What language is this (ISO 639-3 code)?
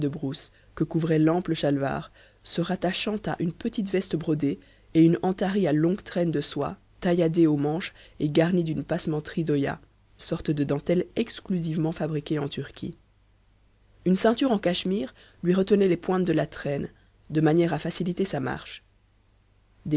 fra